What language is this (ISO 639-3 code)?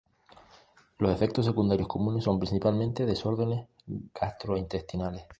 spa